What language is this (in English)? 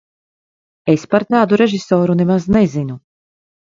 Latvian